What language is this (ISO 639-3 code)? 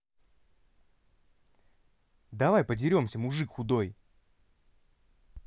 rus